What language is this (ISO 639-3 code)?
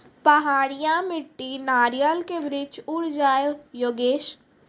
mai